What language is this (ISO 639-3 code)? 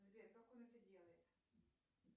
rus